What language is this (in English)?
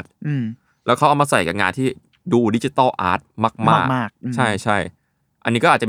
Thai